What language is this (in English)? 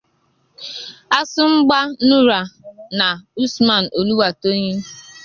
Igbo